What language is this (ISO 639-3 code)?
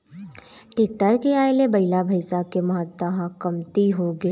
hne